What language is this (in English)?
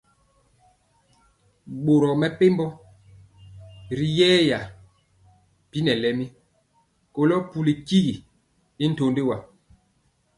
Mpiemo